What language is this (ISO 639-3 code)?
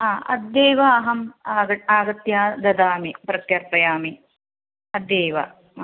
san